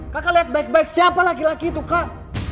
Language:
Indonesian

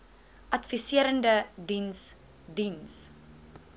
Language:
Afrikaans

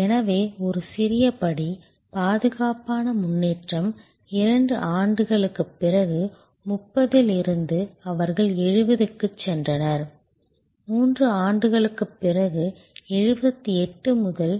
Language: Tamil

